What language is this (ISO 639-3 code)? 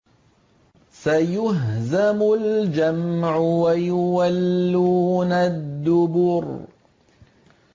ara